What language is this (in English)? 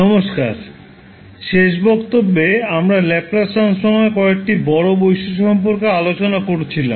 Bangla